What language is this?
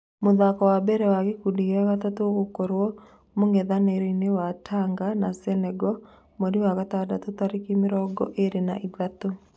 Kikuyu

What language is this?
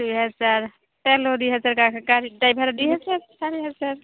Assamese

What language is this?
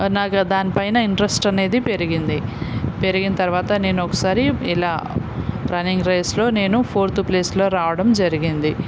Telugu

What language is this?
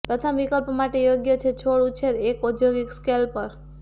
Gujarati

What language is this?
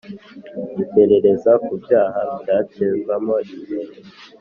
Kinyarwanda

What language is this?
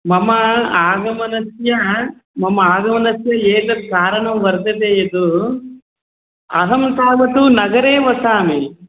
Sanskrit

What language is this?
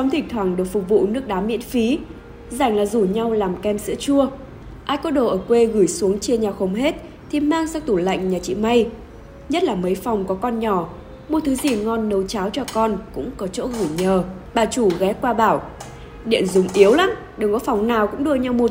Vietnamese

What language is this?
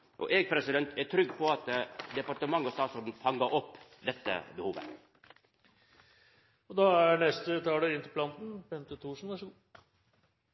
Norwegian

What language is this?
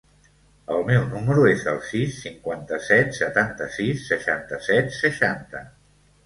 Catalan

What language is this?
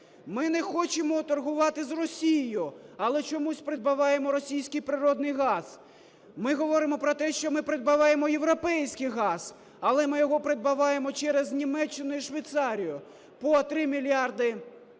Ukrainian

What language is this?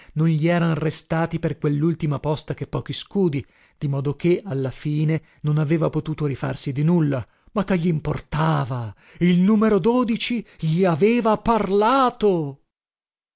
Italian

